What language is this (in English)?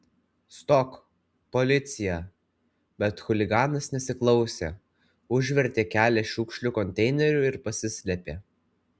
Lithuanian